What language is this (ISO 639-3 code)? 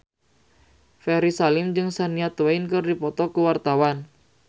sun